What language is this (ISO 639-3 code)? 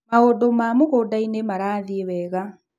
kik